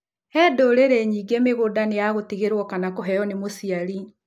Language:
Kikuyu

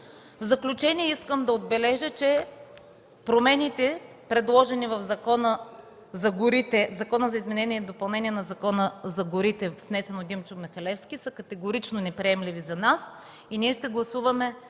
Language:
Bulgarian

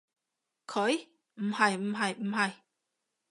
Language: Cantonese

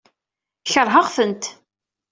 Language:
Kabyle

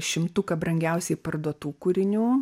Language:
Lithuanian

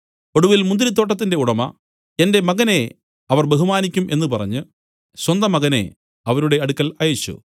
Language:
Malayalam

